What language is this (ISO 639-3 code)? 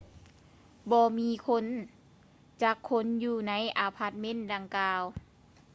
lao